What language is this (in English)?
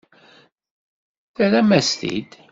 Kabyle